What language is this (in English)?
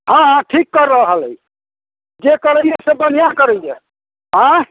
Maithili